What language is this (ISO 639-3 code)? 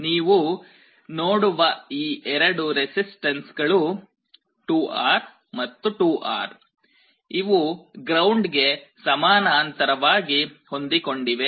kan